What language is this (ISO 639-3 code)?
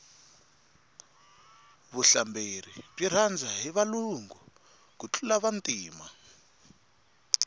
tso